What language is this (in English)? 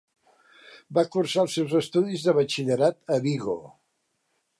Catalan